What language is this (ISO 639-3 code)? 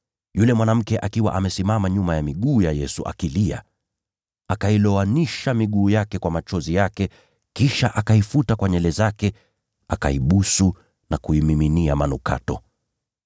swa